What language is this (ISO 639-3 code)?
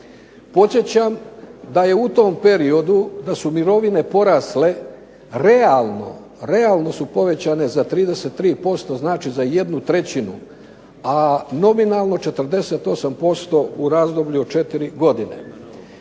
hrv